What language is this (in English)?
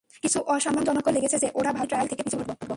Bangla